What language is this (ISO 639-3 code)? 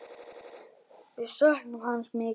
isl